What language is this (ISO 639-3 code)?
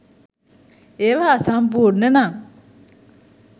sin